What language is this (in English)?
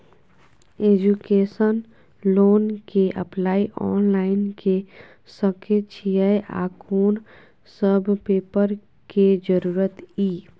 Maithili